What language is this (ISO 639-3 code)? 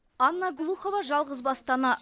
kaz